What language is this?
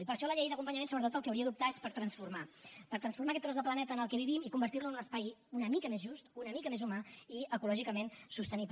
Catalan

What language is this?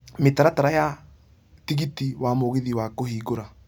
Kikuyu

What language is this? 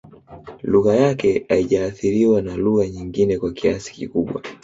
Swahili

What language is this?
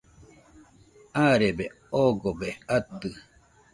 Nüpode Huitoto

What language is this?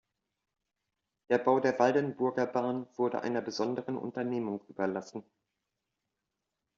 German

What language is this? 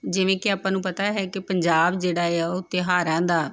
Punjabi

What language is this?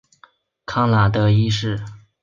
Chinese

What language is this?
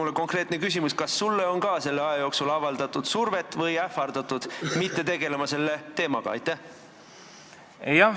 Estonian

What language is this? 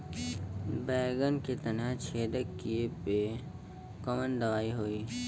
Bhojpuri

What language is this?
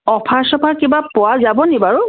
Assamese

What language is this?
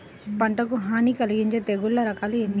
Telugu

